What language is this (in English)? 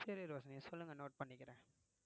Tamil